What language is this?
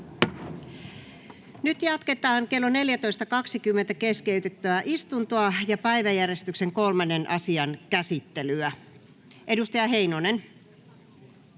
Finnish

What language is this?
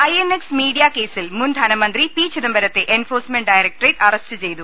Malayalam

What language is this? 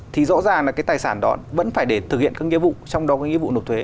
Vietnamese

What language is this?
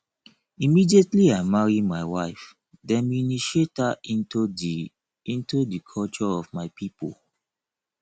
Nigerian Pidgin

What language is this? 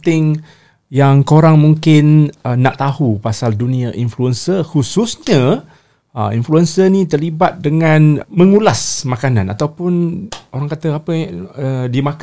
Malay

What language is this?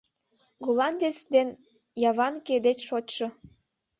Mari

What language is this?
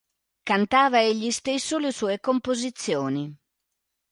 Italian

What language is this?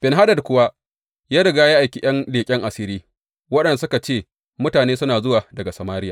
Hausa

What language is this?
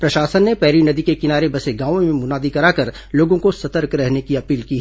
Hindi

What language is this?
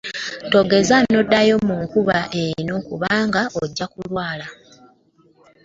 Ganda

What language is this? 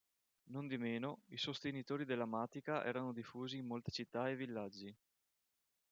Italian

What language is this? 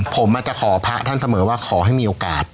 Thai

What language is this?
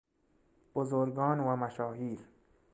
Persian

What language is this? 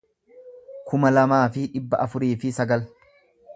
Oromo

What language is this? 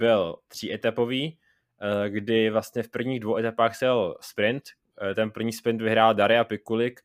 Czech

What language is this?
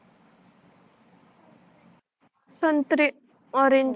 Marathi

